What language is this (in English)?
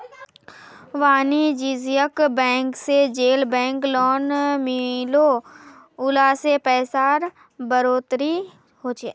Magahi